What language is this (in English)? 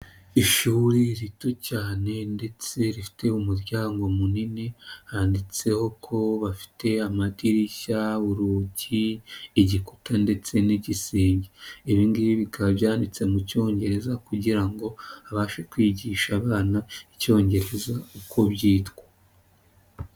Kinyarwanda